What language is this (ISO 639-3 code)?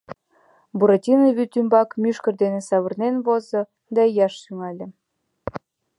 chm